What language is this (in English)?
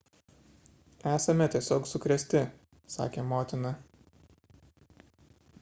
Lithuanian